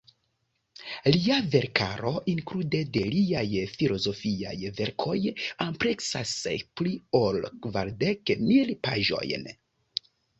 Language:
Esperanto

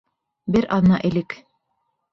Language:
Bashkir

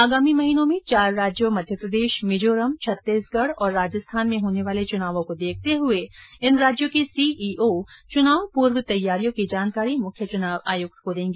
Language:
Hindi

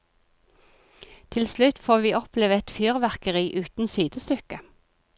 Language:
Norwegian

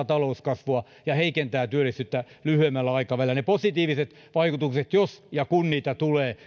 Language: Finnish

